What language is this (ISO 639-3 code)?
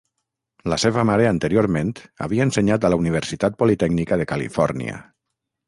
cat